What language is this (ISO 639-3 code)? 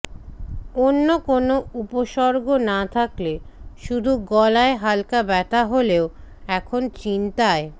ben